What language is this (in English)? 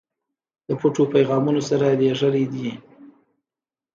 Pashto